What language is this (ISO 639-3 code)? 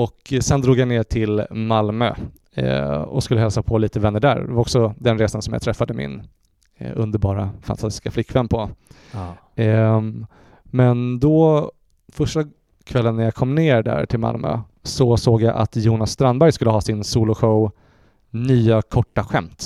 swe